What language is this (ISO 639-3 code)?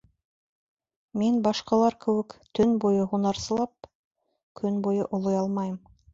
bak